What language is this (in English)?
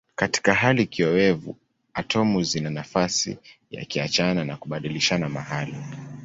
Swahili